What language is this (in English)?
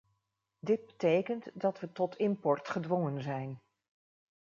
Dutch